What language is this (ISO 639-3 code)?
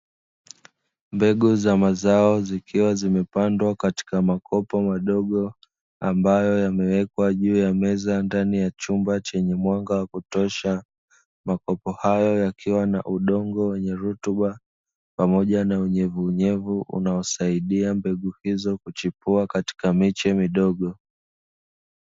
swa